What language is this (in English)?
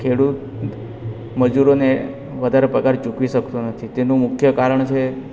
Gujarati